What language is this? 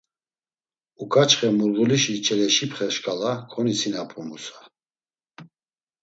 Laz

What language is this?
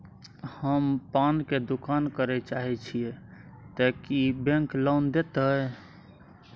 Maithili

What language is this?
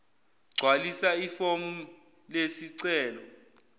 Zulu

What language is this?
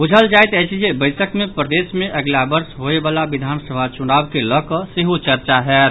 Maithili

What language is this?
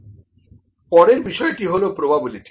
Bangla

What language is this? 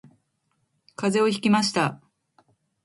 Japanese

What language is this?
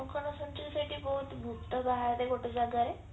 Odia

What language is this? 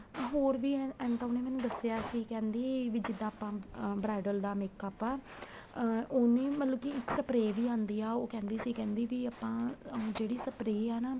Punjabi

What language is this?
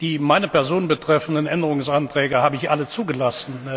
German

